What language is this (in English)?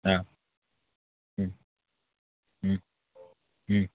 Assamese